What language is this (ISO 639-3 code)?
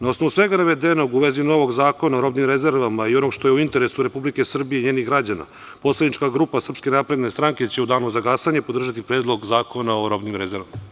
srp